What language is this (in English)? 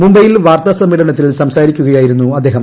Malayalam